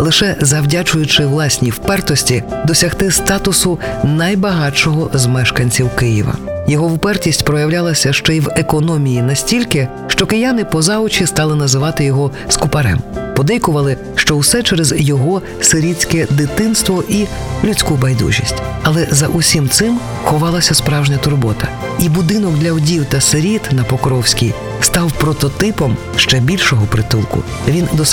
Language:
Ukrainian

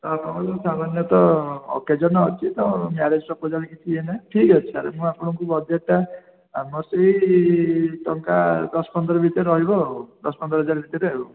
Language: Odia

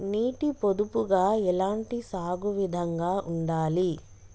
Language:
Telugu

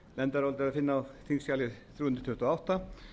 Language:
Icelandic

